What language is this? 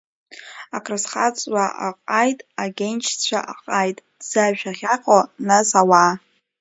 Abkhazian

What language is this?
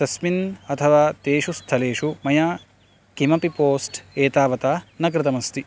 Sanskrit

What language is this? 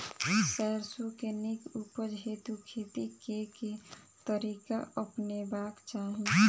Maithili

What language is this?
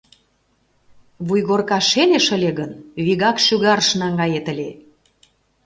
Mari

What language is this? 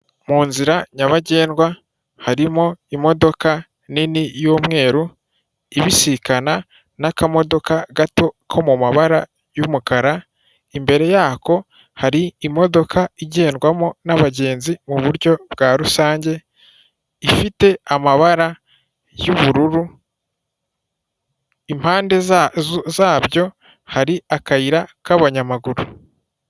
Kinyarwanda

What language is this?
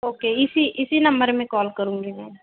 Hindi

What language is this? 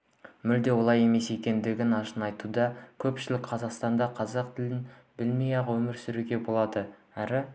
Kazakh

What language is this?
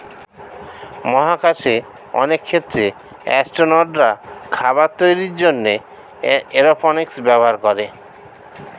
Bangla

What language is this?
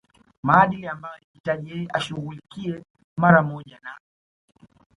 Swahili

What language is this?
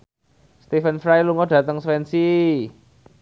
Javanese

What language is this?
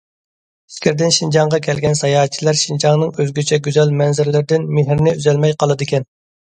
Uyghur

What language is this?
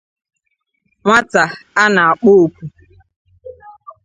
Igbo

